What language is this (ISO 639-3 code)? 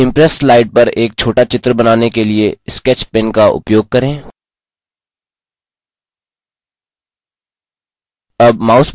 hin